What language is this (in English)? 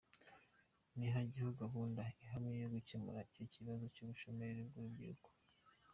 Kinyarwanda